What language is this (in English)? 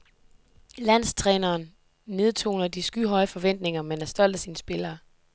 Danish